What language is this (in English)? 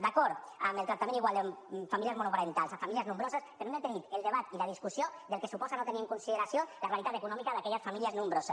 Catalan